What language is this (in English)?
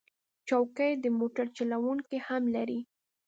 Pashto